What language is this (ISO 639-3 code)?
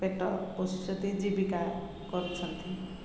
ori